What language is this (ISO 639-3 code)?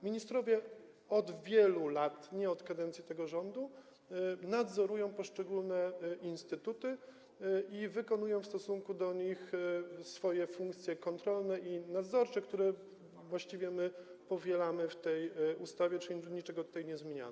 pol